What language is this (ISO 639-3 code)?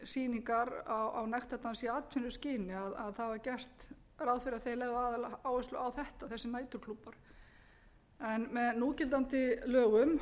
isl